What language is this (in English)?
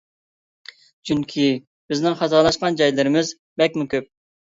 Uyghur